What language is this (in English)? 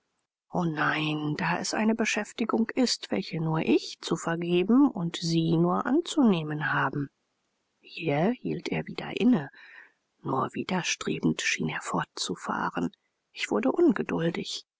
German